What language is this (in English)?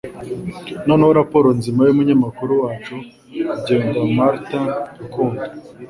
Kinyarwanda